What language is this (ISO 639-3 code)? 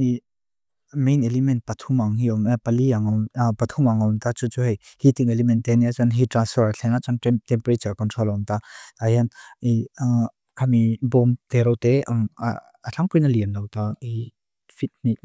lus